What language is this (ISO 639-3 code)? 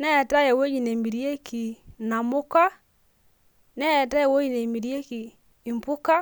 mas